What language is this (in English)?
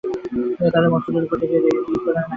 Bangla